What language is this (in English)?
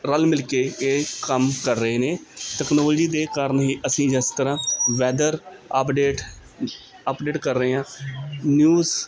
Punjabi